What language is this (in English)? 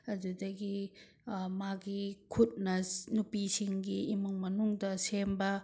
Manipuri